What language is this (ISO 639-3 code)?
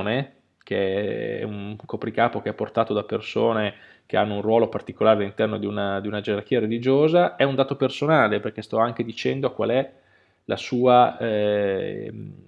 ita